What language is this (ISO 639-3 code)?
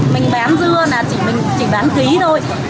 vie